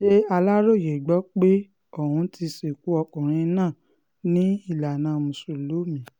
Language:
Yoruba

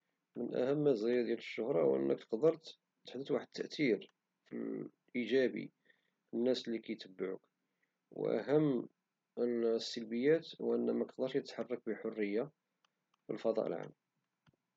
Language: Moroccan Arabic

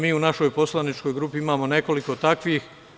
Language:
Serbian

